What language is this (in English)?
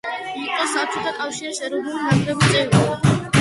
Georgian